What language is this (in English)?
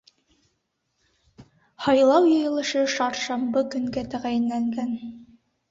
Bashkir